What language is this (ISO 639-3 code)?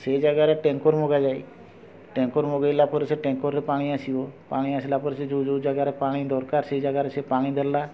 ori